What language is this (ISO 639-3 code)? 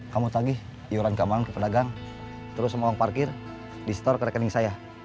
ind